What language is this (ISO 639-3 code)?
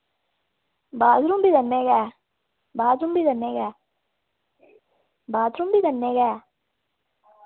doi